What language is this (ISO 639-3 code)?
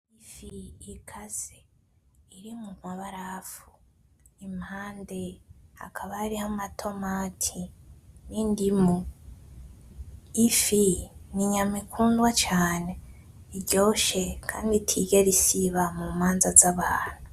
run